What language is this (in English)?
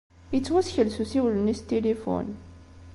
Kabyle